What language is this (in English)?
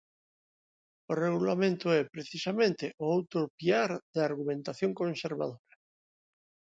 Galician